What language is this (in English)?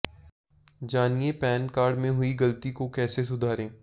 Hindi